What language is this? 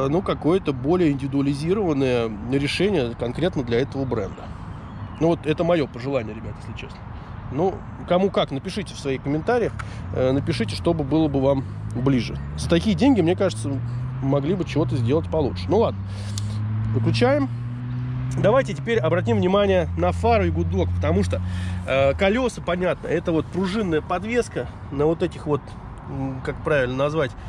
Russian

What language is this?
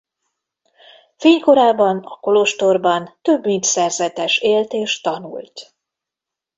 Hungarian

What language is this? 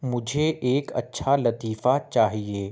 Urdu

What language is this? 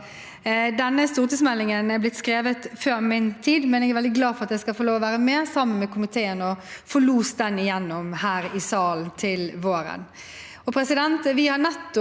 Norwegian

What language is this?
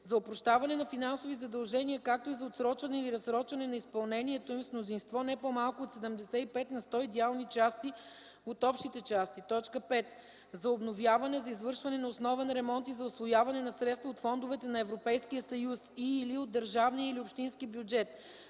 Bulgarian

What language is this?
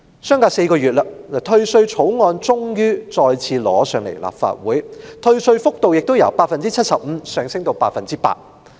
Cantonese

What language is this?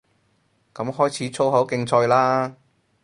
Cantonese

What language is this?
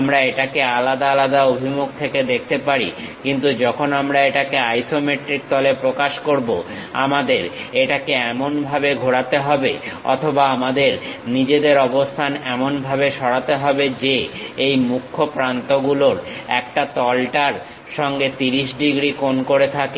Bangla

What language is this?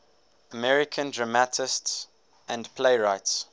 English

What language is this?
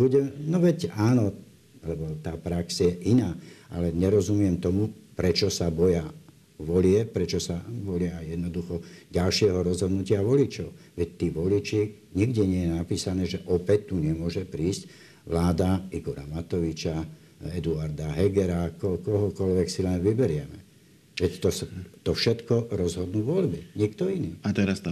Slovak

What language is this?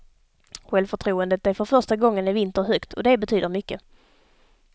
Swedish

